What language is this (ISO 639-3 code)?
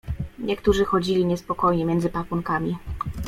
pol